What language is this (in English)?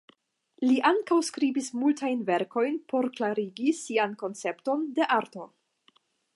Esperanto